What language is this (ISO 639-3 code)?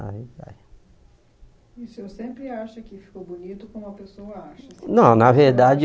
por